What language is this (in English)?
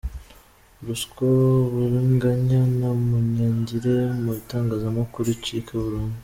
Kinyarwanda